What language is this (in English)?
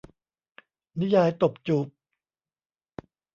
Thai